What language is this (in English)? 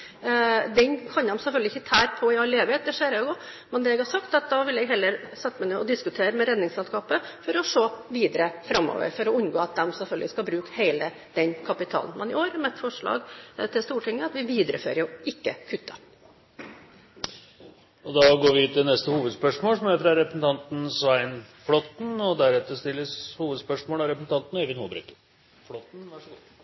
Norwegian